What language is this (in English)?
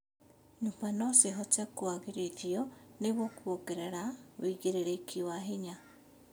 Kikuyu